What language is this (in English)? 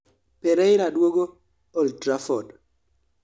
Luo (Kenya and Tanzania)